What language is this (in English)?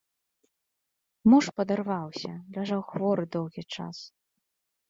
Belarusian